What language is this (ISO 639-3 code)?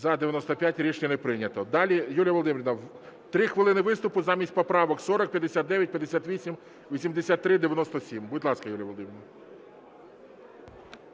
ukr